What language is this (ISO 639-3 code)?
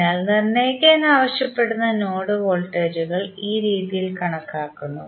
mal